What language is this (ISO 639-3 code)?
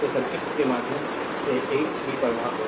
hin